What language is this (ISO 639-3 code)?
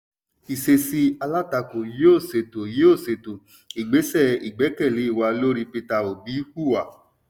yor